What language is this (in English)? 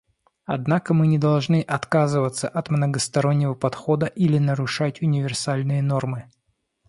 Russian